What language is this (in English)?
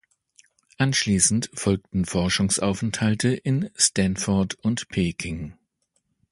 German